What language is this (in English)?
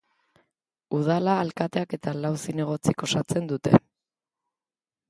Basque